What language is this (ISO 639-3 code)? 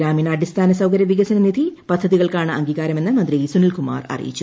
mal